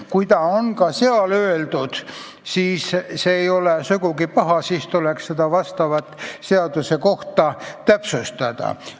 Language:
Estonian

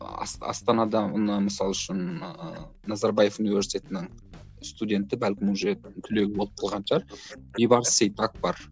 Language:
Kazakh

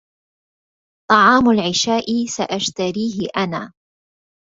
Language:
Arabic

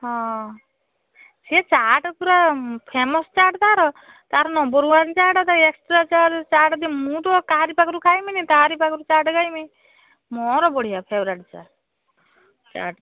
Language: Odia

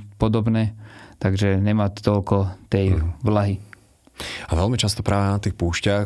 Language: Slovak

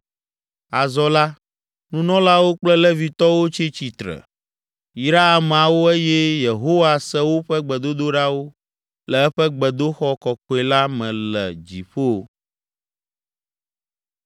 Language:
Ewe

